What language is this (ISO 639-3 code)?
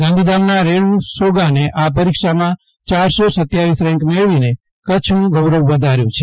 guj